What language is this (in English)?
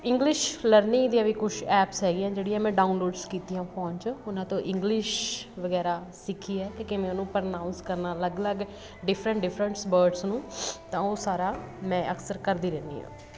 Punjabi